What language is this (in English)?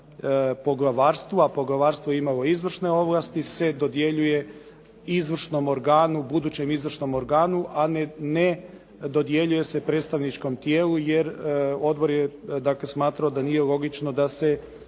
Croatian